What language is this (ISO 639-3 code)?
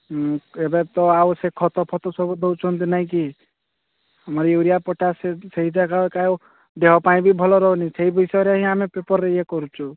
ori